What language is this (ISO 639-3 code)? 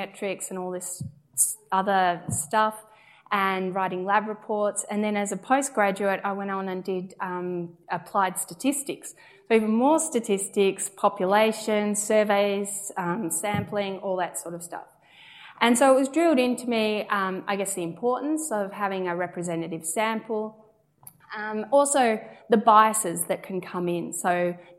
eng